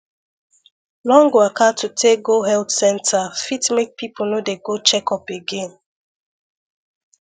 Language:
Nigerian Pidgin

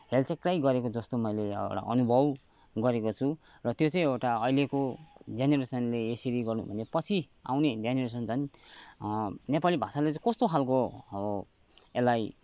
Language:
Nepali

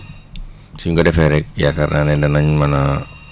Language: Wolof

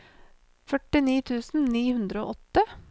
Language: Norwegian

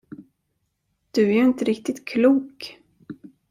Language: Swedish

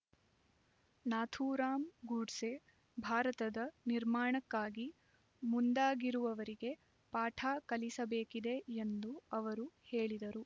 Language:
Kannada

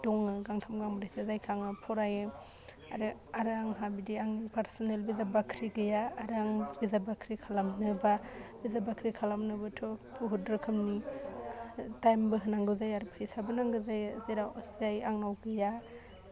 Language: Bodo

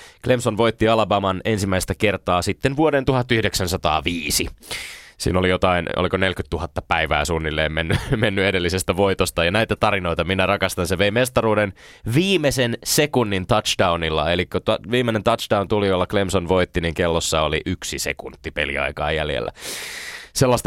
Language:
Finnish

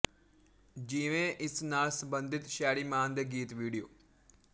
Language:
Punjabi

